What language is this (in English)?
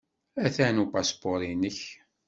Kabyle